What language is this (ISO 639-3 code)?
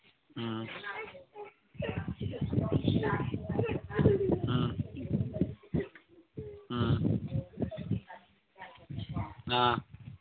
mni